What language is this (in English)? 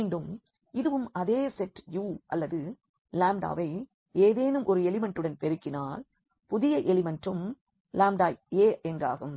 Tamil